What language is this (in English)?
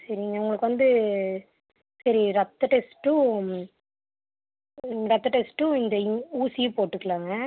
Tamil